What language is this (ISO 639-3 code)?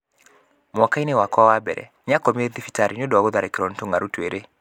kik